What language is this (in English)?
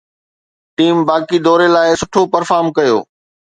Sindhi